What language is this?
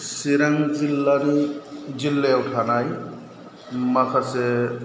Bodo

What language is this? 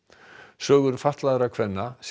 Icelandic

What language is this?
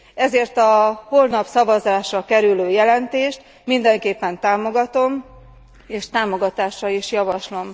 Hungarian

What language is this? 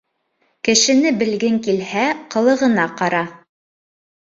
Bashkir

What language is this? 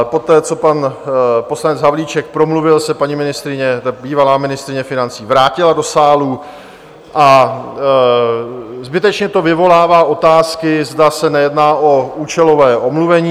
Czech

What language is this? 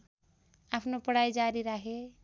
Nepali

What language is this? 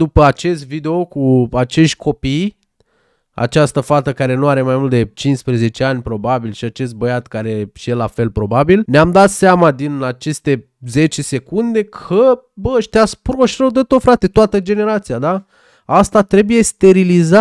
Romanian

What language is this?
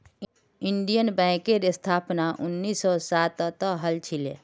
Magahi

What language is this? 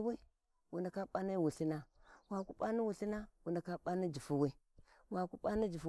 Warji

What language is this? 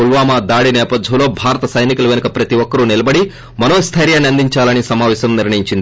Telugu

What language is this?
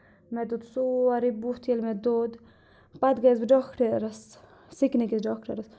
Kashmiri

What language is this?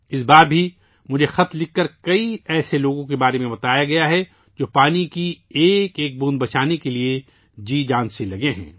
Urdu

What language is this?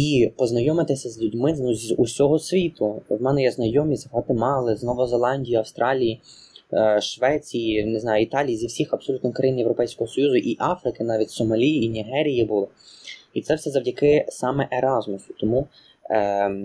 Ukrainian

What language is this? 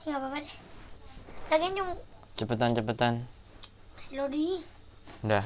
Indonesian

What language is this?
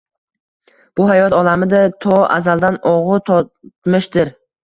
Uzbek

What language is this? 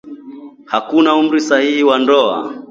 Swahili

